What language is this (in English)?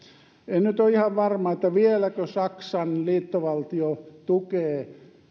Finnish